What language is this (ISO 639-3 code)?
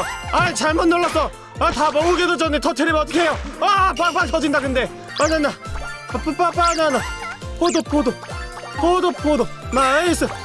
kor